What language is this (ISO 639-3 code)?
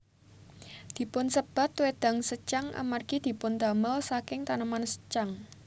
jav